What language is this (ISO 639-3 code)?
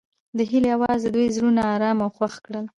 pus